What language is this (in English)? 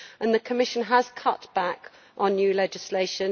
English